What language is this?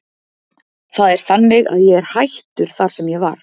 Icelandic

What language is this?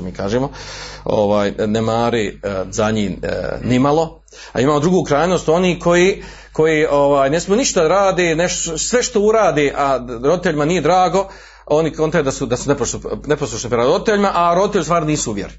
Croatian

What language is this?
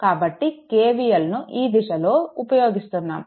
Telugu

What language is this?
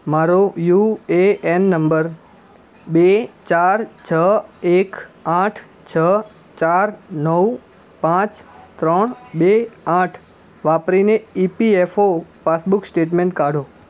Gujarati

